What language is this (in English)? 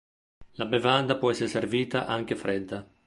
Italian